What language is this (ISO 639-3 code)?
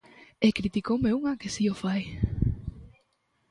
glg